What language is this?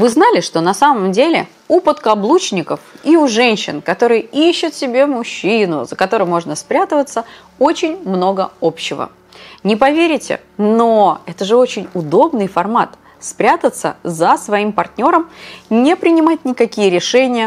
Russian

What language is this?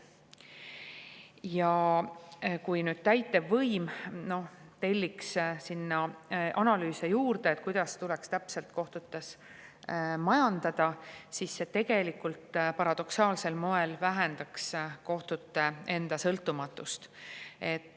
Estonian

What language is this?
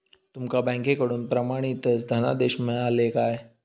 Marathi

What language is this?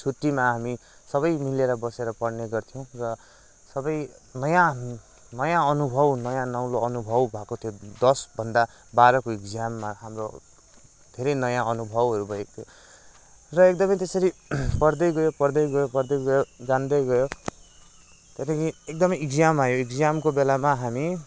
Nepali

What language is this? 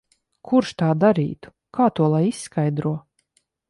Latvian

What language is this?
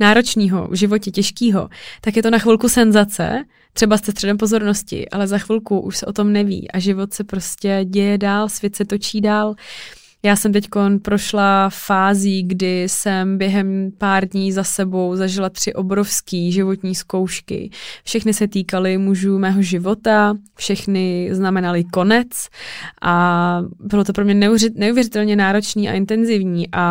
Czech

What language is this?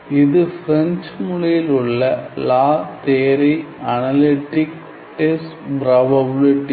Tamil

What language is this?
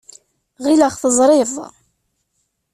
Kabyle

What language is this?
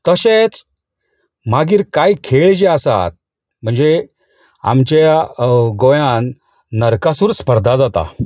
Konkani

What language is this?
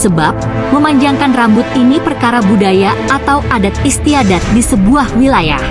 Indonesian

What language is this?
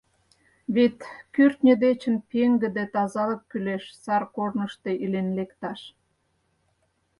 Mari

